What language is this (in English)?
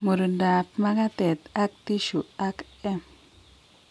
Kalenjin